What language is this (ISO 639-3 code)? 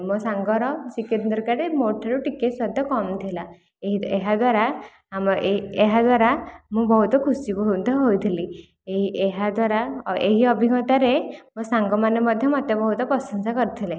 ori